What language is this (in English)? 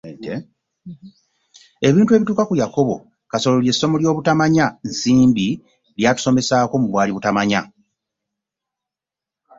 Ganda